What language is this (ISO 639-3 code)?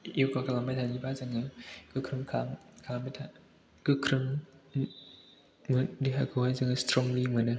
brx